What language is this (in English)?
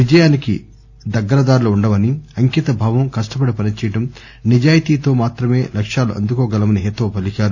Telugu